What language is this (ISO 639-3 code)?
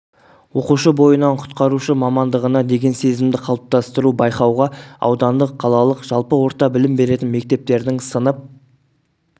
kaz